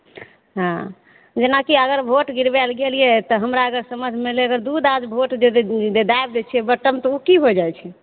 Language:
Maithili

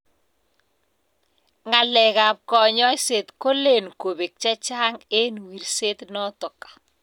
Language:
Kalenjin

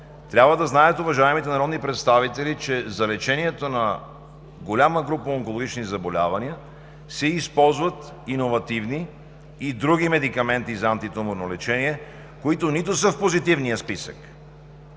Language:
Bulgarian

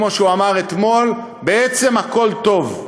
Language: Hebrew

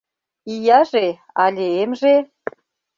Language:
Mari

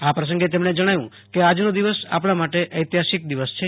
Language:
Gujarati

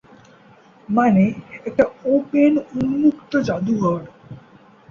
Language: Bangla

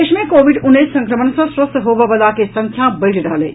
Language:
Maithili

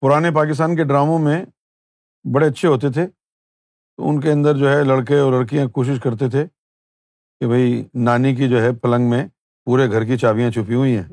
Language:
Urdu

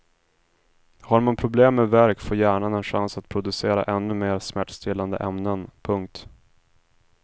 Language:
Swedish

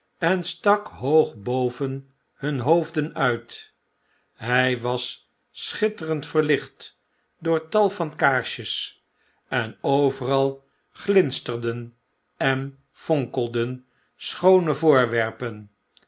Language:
Dutch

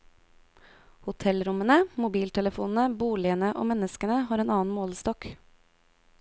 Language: Norwegian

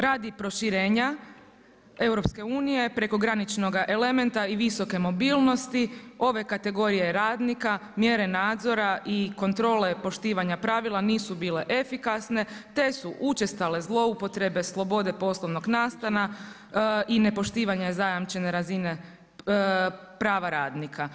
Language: Croatian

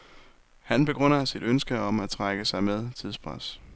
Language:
Danish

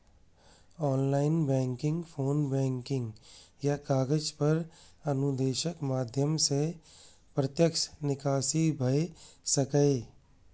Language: Maithili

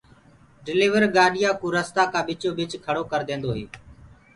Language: Gurgula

